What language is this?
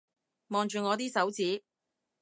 Cantonese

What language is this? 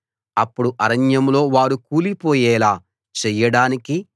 Telugu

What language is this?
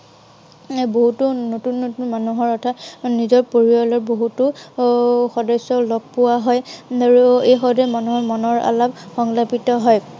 Assamese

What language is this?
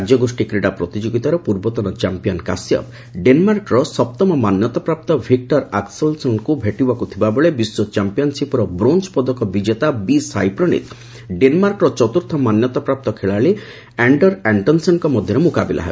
Odia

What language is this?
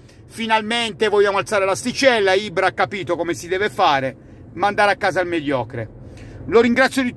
Italian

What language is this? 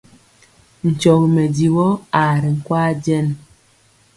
Mpiemo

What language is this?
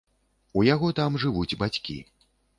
Belarusian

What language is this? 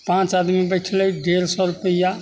Maithili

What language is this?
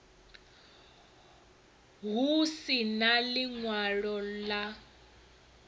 Venda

